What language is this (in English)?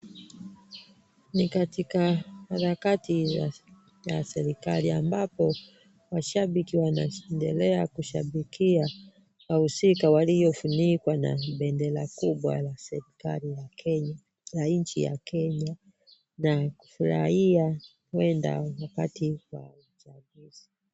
Swahili